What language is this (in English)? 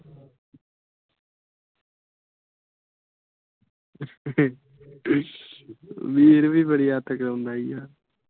Punjabi